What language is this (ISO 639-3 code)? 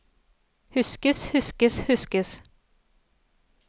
nor